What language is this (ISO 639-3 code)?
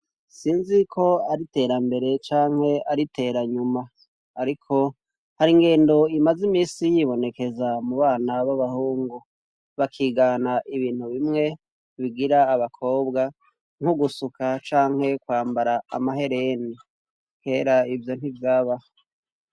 run